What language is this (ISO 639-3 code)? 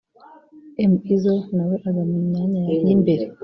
kin